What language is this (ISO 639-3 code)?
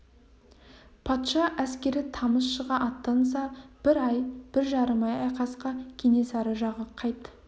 kaz